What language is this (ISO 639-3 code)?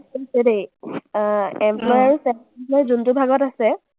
asm